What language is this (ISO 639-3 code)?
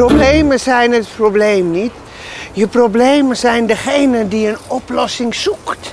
nld